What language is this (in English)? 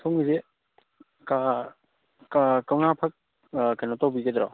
Manipuri